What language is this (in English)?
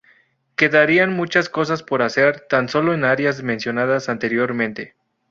Spanish